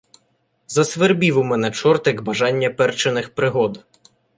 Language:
Ukrainian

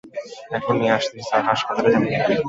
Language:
Bangla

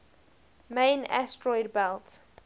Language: English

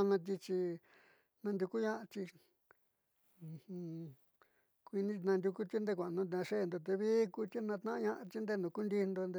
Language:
Southeastern Nochixtlán Mixtec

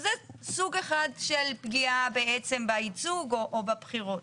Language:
Hebrew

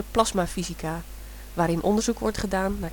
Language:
Dutch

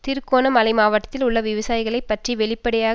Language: Tamil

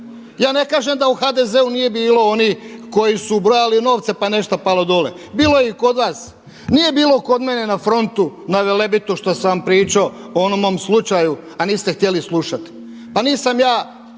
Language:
Croatian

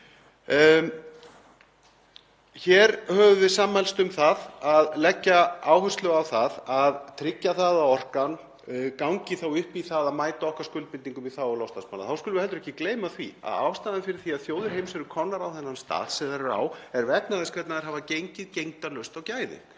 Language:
Icelandic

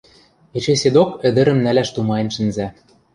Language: Western Mari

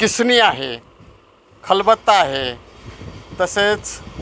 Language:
Marathi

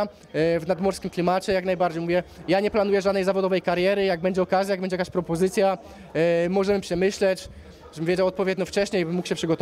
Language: Polish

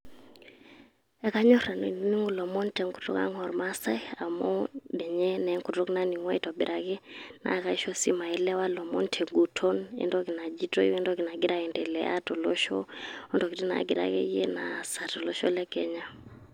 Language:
Masai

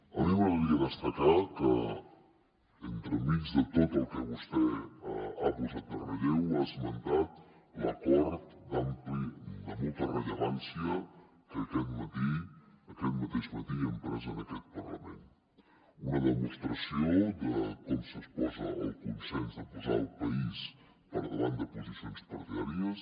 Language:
Catalan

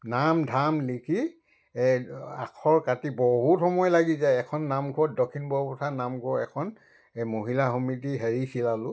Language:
Assamese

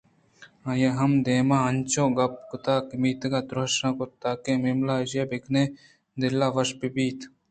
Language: Eastern Balochi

